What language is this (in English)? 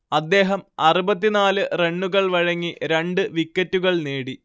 Malayalam